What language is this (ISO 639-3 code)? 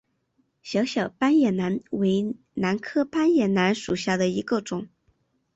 zho